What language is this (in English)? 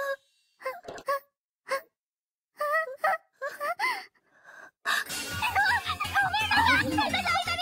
Japanese